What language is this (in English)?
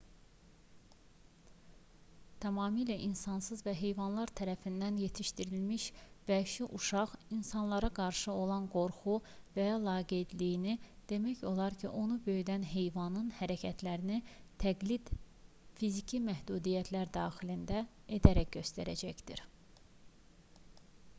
Azerbaijani